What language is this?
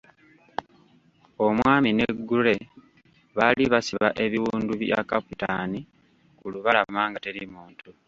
Ganda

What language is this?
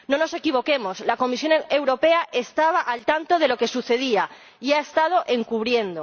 Spanish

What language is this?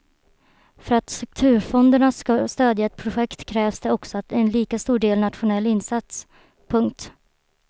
Swedish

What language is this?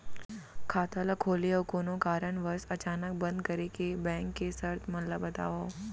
Chhattisgarhi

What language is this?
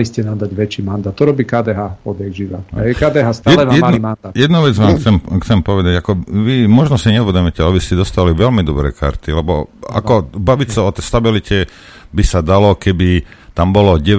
Slovak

